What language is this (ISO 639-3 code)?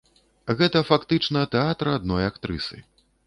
bel